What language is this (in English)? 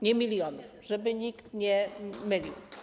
Polish